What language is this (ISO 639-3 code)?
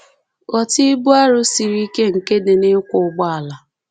ibo